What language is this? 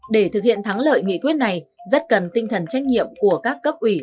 Vietnamese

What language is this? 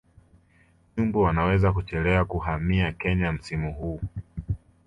Swahili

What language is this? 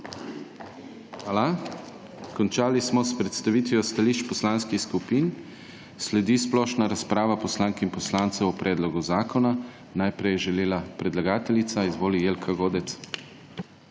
Slovenian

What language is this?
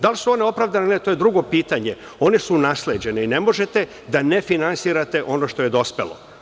Serbian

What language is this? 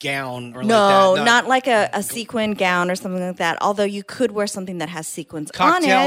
English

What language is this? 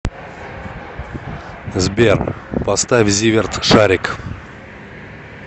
Russian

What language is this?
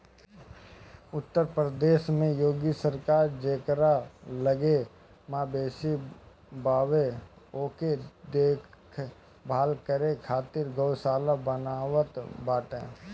Bhojpuri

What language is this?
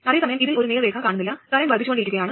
Malayalam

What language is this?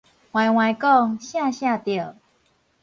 Min Nan Chinese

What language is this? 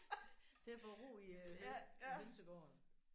Danish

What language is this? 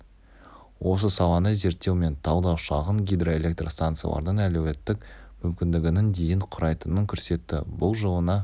Kazakh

